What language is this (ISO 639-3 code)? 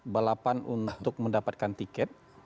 ind